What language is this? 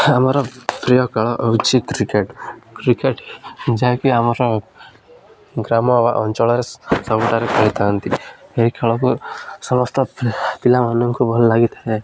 Odia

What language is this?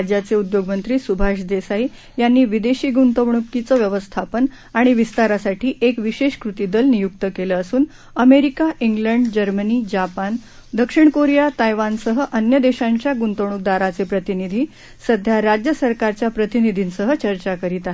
Marathi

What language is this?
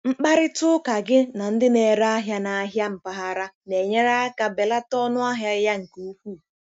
Igbo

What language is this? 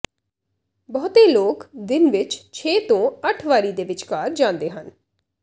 Punjabi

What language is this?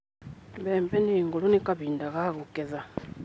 Kikuyu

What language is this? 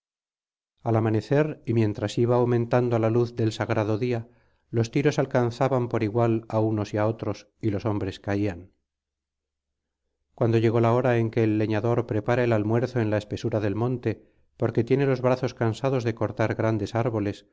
Spanish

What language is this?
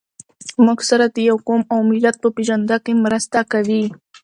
Pashto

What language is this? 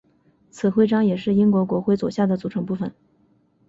Chinese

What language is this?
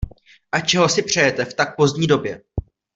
Czech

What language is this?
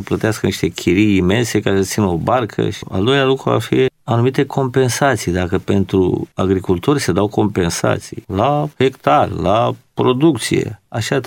Romanian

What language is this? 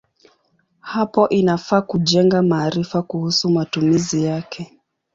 Swahili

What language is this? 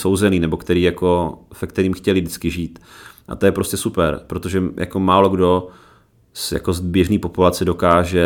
Czech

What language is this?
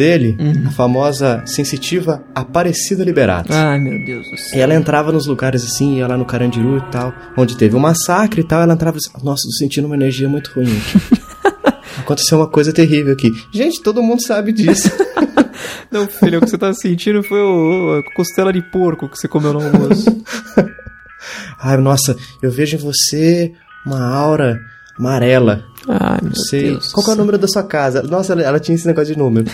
Portuguese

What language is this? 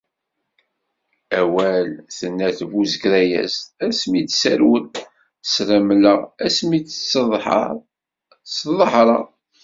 Kabyle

